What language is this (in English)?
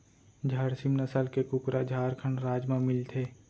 Chhattisgarhi